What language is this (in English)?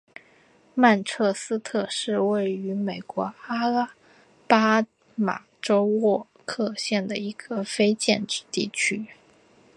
Chinese